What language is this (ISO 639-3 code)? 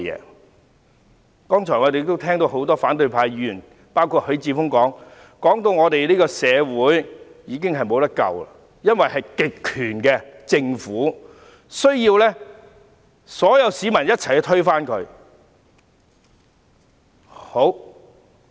yue